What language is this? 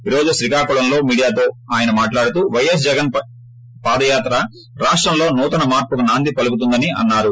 Telugu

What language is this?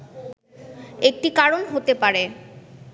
Bangla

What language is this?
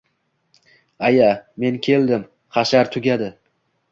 Uzbek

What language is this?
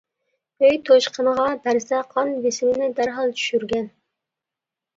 Uyghur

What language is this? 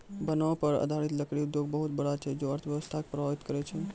Maithili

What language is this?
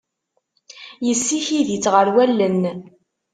Kabyle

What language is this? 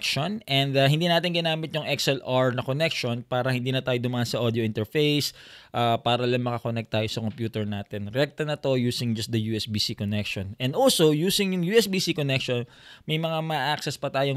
Filipino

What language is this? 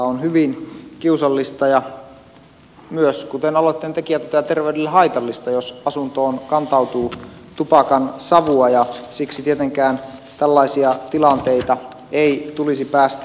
Finnish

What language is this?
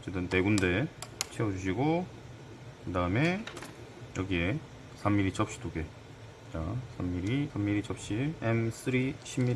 Korean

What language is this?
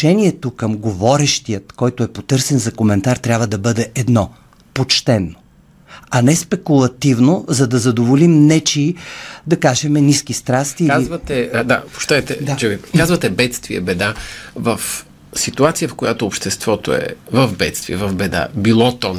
Bulgarian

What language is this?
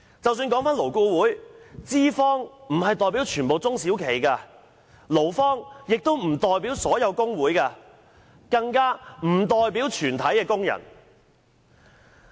Cantonese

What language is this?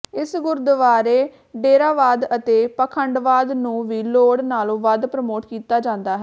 Punjabi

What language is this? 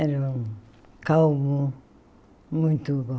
Portuguese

